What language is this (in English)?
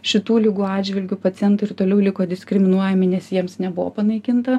Lithuanian